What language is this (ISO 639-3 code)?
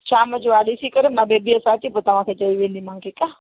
snd